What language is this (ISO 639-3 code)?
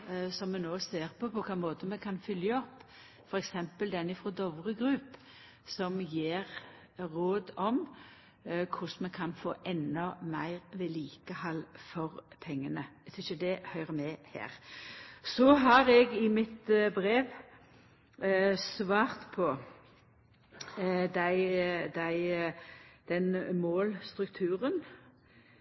nno